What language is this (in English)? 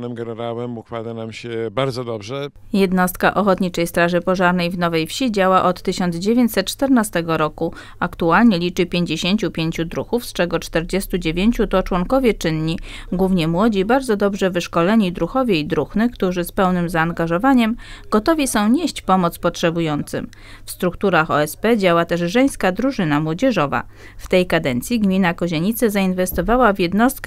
Polish